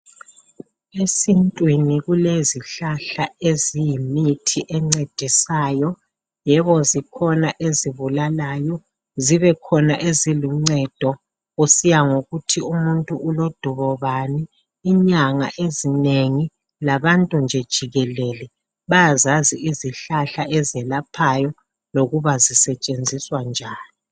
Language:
North Ndebele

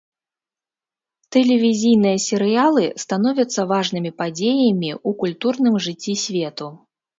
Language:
Belarusian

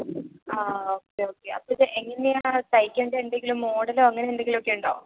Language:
Malayalam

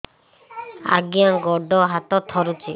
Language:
Odia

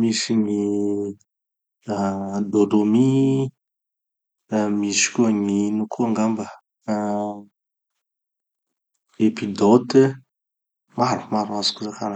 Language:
Tanosy Malagasy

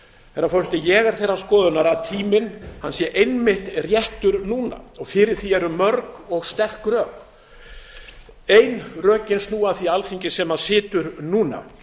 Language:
Icelandic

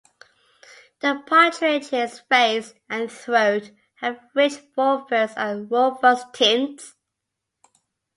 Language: English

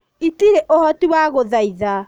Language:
Kikuyu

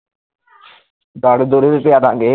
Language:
Punjabi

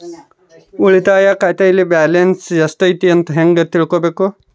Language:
Kannada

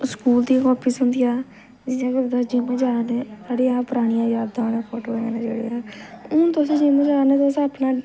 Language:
Dogri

